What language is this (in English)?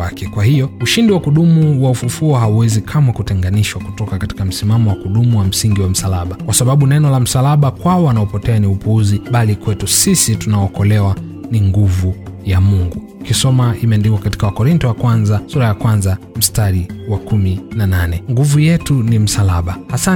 Swahili